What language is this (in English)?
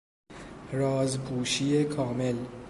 Persian